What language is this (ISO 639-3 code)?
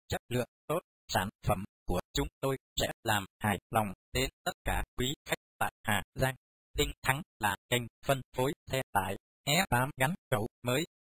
vie